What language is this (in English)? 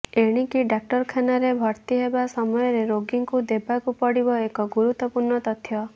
Odia